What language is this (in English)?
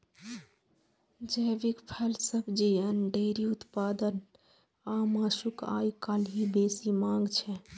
Maithili